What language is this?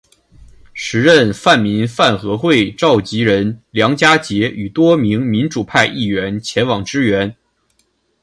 Chinese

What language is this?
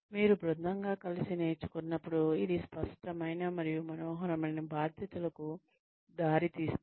Telugu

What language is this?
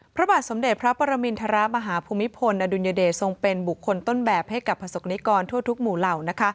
Thai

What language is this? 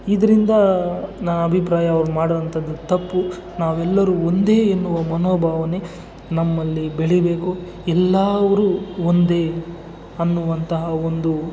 Kannada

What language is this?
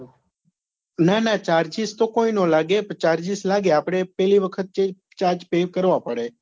Gujarati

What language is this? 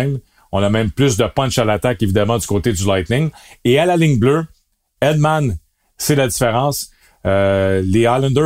French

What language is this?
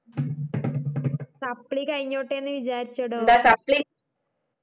Malayalam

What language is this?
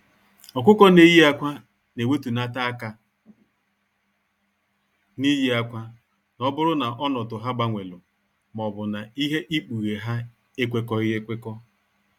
Igbo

